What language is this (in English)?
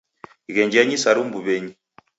Taita